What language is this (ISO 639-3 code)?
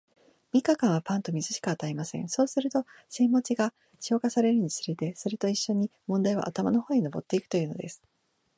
jpn